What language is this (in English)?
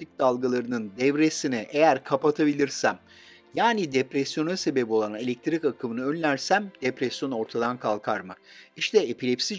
Turkish